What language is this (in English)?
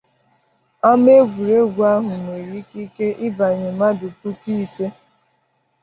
Igbo